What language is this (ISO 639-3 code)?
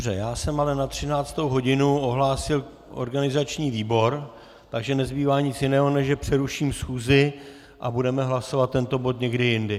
ces